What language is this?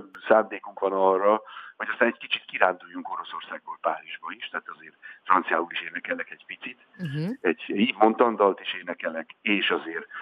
Hungarian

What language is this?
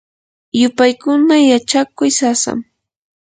Yanahuanca Pasco Quechua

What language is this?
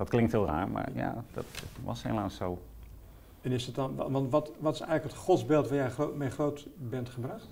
Dutch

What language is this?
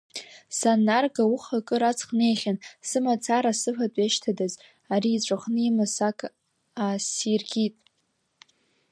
Abkhazian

